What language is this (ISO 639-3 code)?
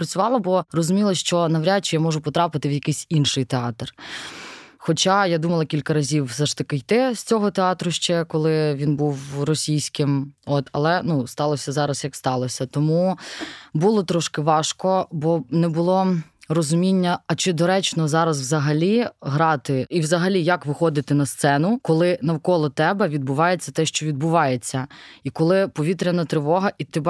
ukr